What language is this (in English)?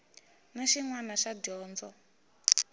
Tsonga